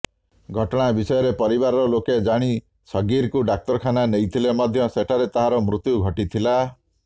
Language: Odia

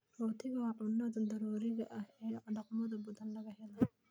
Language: Somali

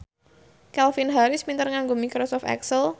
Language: Javanese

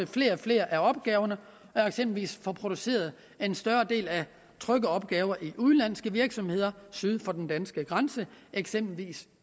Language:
Danish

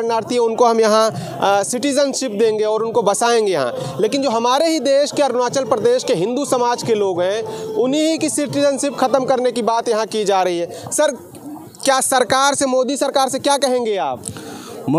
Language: Hindi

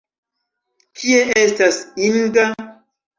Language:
Esperanto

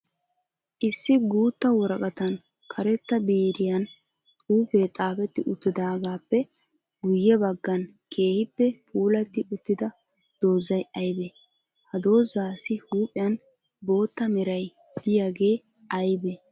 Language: Wolaytta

